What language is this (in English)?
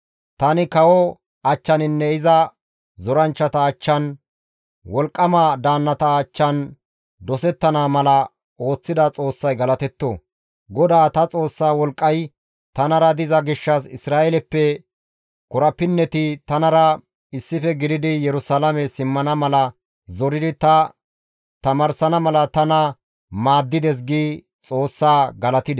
Gamo